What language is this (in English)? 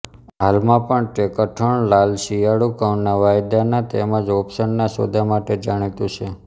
Gujarati